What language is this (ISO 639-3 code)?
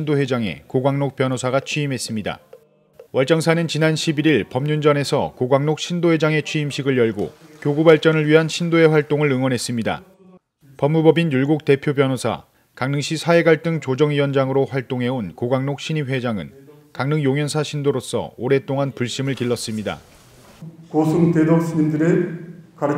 kor